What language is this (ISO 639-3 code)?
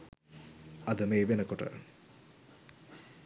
sin